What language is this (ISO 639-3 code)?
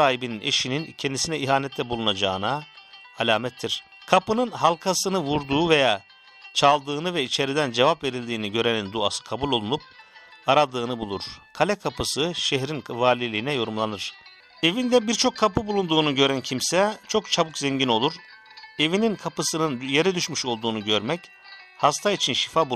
tur